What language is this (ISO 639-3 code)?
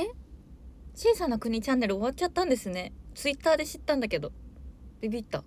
jpn